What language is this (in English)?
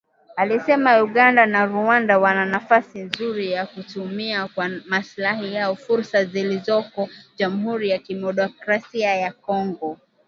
Swahili